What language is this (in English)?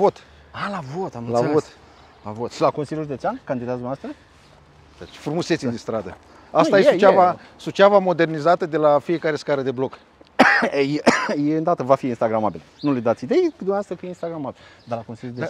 Romanian